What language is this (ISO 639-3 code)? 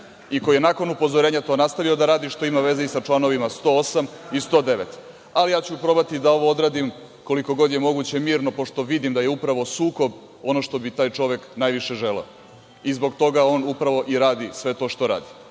srp